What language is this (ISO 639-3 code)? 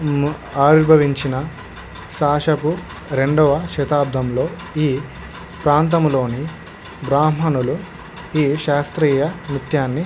tel